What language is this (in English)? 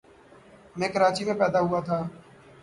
Urdu